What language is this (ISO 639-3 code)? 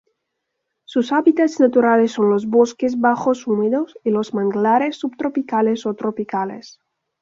spa